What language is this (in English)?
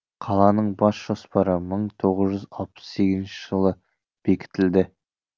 Kazakh